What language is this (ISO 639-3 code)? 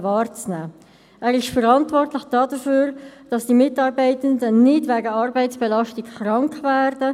gsw